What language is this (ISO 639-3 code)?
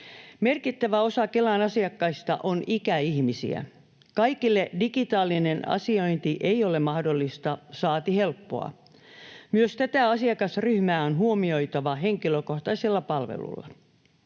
fin